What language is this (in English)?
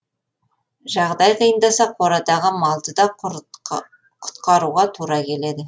Kazakh